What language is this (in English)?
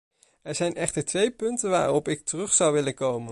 Dutch